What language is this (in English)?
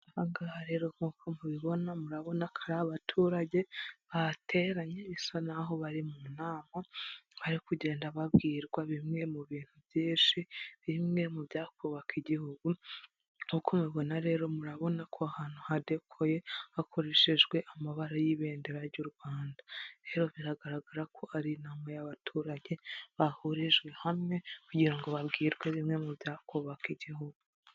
Kinyarwanda